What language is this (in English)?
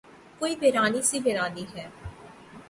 Urdu